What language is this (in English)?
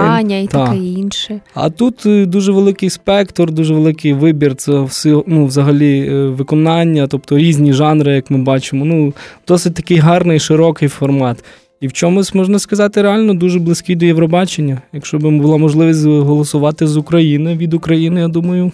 Ukrainian